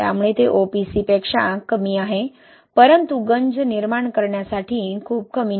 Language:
Marathi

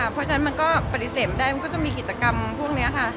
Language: Thai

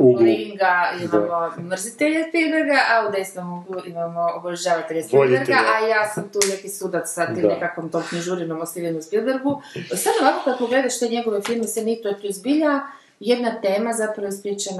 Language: Croatian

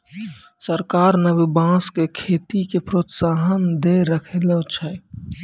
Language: Maithili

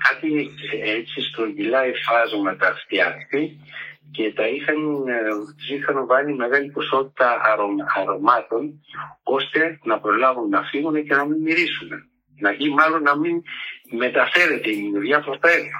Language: Greek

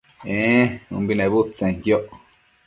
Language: Matsés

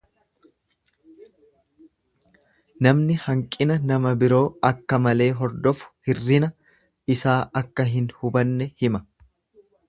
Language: Oromo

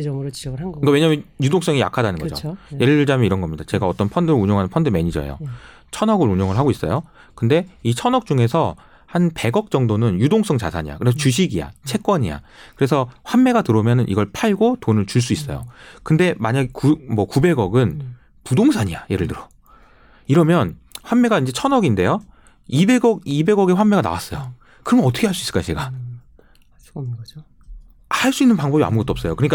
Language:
Korean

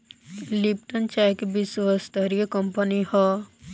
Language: Bhojpuri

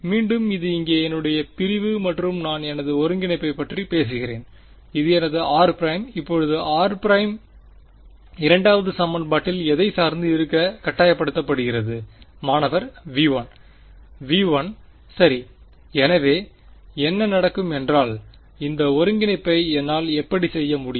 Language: Tamil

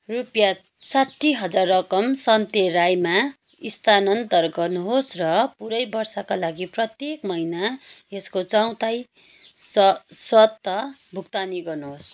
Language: Nepali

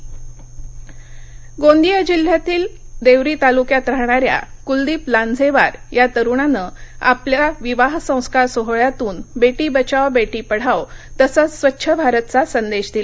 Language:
Marathi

